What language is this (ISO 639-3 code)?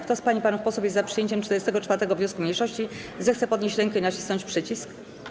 pol